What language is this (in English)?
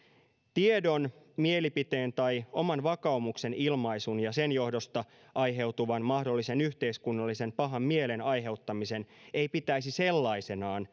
Finnish